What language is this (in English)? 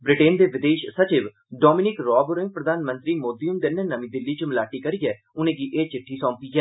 Dogri